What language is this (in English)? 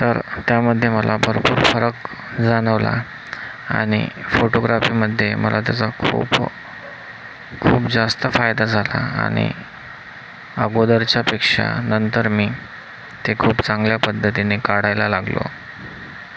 Marathi